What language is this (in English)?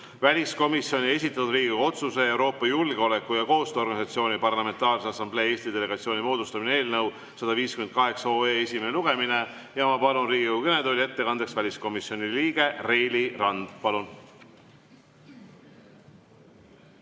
Estonian